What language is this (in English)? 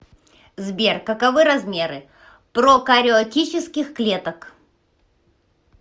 Russian